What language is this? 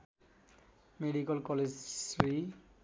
Nepali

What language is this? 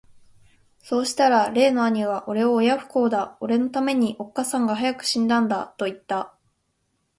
Japanese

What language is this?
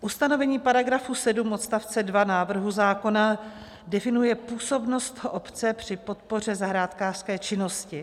Czech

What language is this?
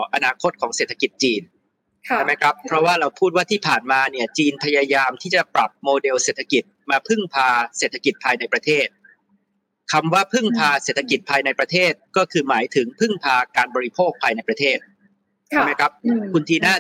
Thai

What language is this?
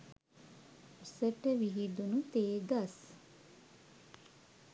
Sinhala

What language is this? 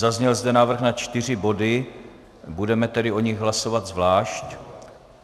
Czech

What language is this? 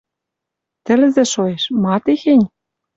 Western Mari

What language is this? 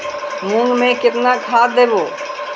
Magahi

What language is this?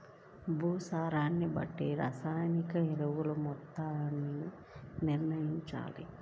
Telugu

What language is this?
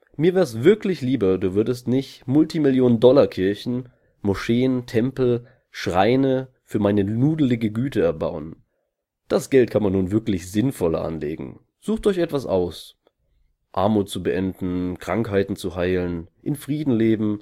German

